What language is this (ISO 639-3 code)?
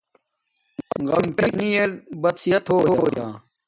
dmk